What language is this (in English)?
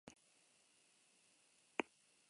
Basque